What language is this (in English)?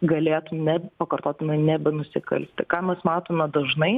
Lithuanian